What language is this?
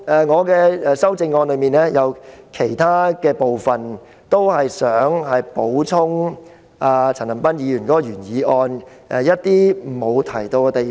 Cantonese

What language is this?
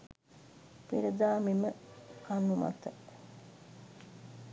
Sinhala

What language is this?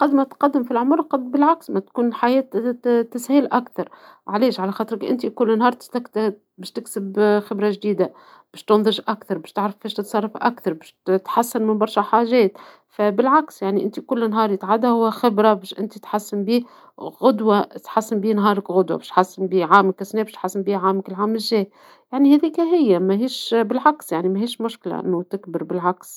Tunisian Arabic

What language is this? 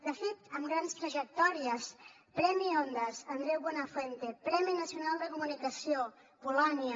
Catalan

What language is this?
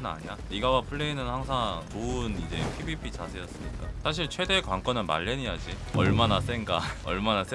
Korean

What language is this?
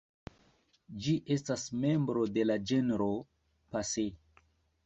Esperanto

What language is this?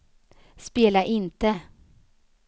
Swedish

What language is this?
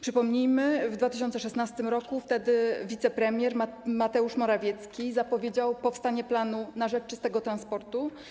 Polish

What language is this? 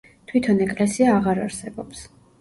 Georgian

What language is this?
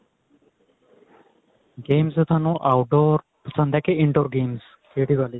Punjabi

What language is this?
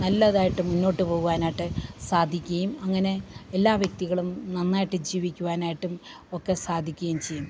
Malayalam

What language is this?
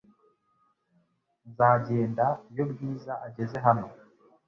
Kinyarwanda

